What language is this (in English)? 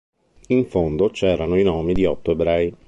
Italian